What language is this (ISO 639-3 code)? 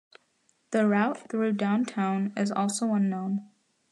eng